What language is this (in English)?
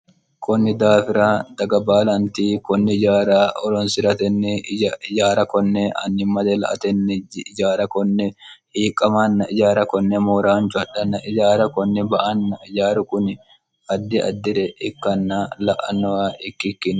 Sidamo